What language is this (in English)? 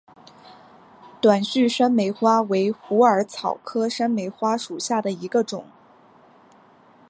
Chinese